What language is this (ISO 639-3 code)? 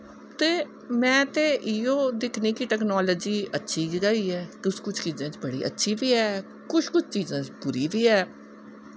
doi